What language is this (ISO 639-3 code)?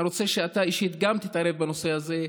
heb